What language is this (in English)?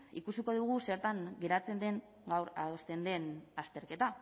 Basque